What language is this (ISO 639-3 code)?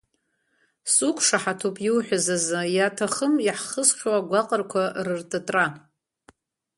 abk